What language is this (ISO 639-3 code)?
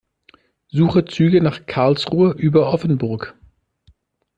deu